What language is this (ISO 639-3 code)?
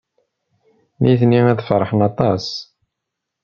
kab